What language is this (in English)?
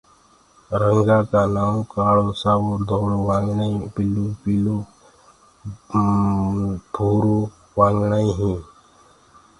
Gurgula